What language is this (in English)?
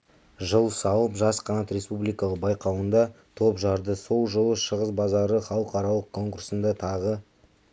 Kazakh